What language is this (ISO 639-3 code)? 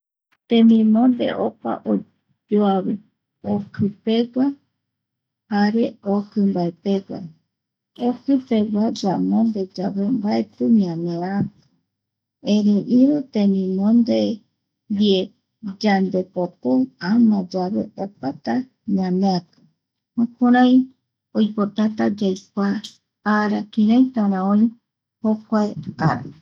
gui